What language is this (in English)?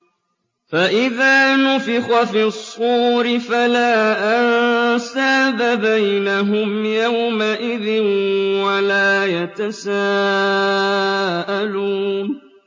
Arabic